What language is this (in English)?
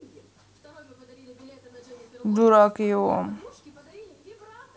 Russian